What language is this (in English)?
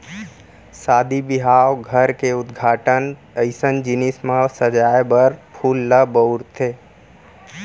Chhattisgarhi